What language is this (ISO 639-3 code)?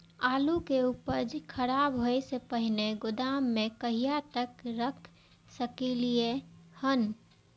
mai